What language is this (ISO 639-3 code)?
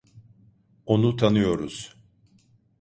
tur